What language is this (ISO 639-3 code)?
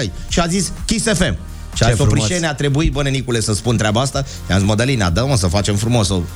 ron